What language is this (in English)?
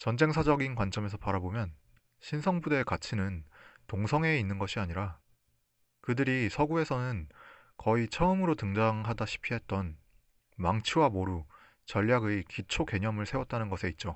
Korean